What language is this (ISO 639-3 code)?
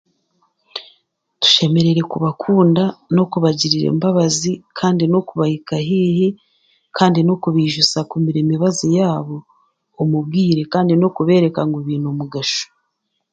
cgg